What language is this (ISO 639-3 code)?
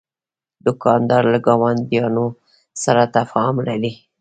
pus